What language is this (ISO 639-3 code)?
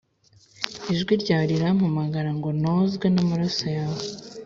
kin